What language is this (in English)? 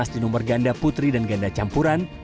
Indonesian